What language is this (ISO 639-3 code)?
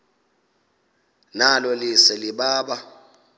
xho